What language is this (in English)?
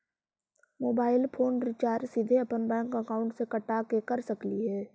Magahi